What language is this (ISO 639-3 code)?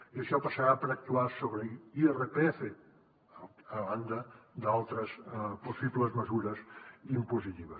cat